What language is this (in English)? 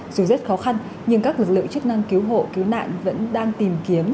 Vietnamese